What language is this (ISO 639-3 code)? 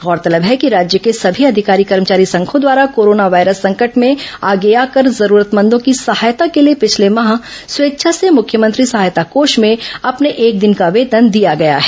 hin